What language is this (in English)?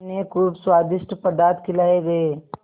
Hindi